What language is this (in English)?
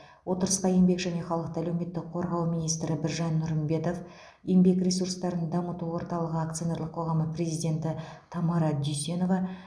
Kazakh